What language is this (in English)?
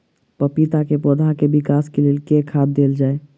Maithili